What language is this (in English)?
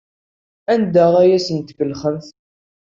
Kabyle